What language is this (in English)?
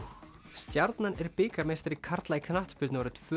Icelandic